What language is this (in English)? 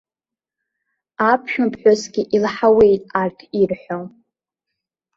Abkhazian